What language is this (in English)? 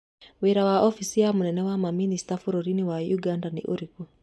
Kikuyu